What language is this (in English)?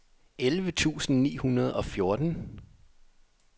Danish